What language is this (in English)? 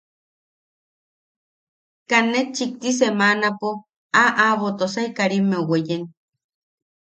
Yaqui